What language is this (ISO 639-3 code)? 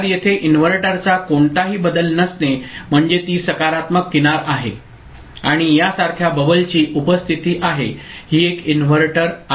mar